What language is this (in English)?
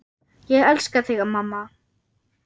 Icelandic